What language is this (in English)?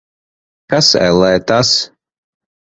Latvian